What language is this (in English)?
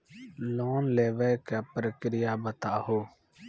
Maithili